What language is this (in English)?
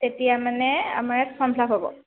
Assamese